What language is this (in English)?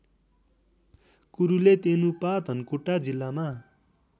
Nepali